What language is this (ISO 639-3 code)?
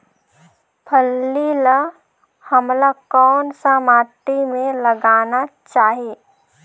hne